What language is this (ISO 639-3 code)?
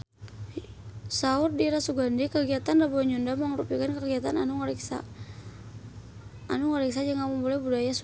sun